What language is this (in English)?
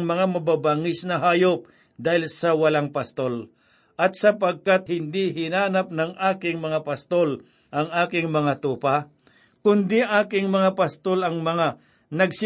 Filipino